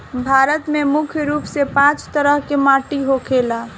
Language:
Bhojpuri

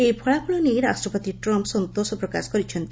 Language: Odia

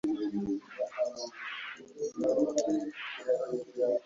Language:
Ganda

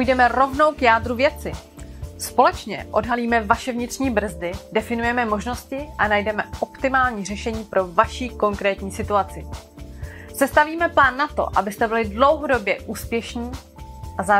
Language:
Czech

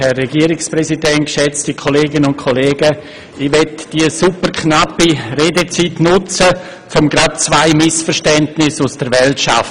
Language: Swiss German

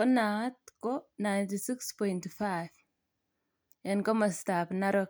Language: Kalenjin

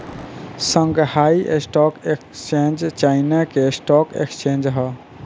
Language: Bhojpuri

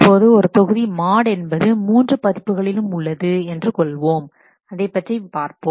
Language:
Tamil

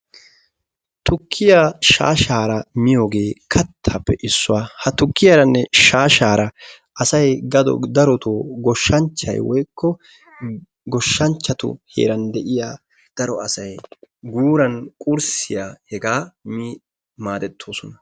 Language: Wolaytta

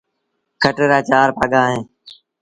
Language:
Sindhi Bhil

